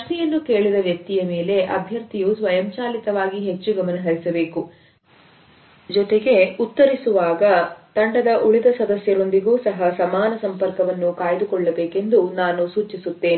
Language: Kannada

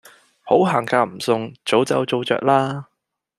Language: Cantonese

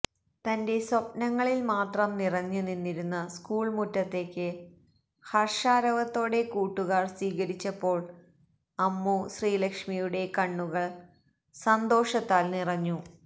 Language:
Malayalam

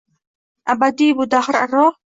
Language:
Uzbek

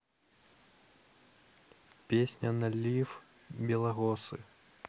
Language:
Russian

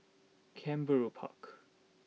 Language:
English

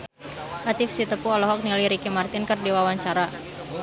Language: Sundanese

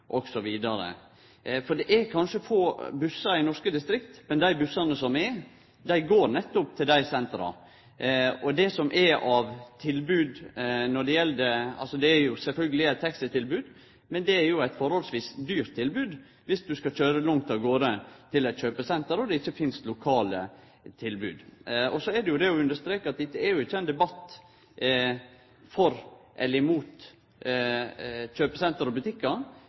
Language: Norwegian Nynorsk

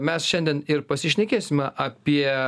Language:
Lithuanian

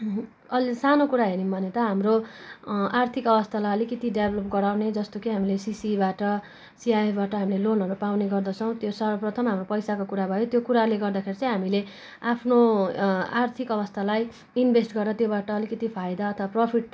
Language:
Nepali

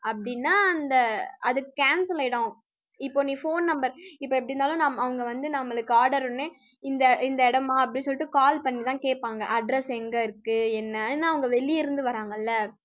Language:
Tamil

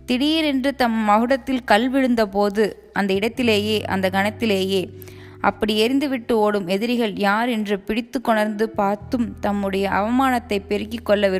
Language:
Tamil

